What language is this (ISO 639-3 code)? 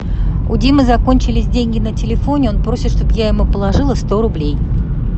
rus